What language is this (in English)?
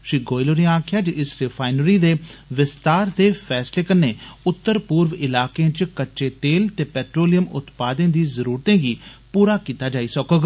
Dogri